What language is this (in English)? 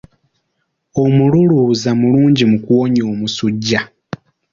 Ganda